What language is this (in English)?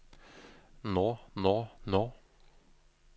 Norwegian